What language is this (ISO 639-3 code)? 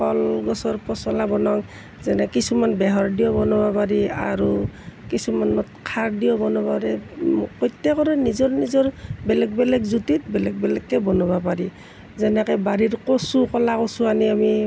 asm